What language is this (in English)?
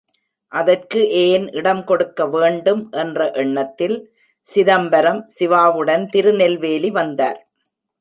Tamil